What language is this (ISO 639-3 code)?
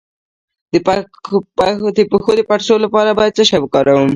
pus